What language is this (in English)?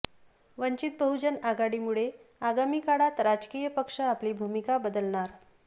Marathi